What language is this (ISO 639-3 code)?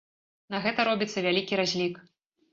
bel